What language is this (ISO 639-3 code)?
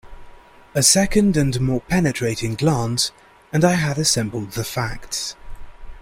eng